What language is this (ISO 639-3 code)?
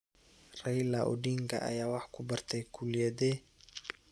som